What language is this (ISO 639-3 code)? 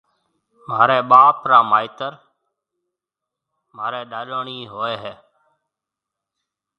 mve